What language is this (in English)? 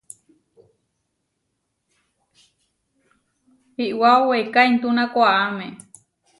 Huarijio